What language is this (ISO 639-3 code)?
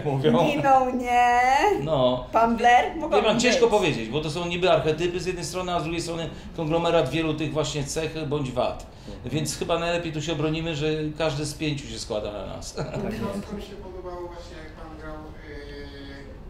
pol